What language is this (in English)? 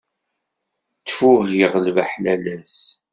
Kabyle